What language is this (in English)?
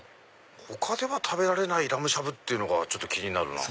Japanese